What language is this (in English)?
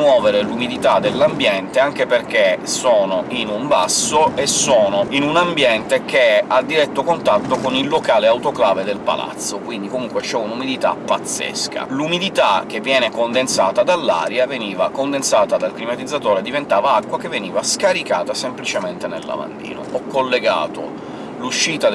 Italian